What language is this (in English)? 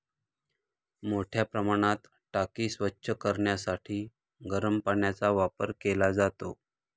Marathi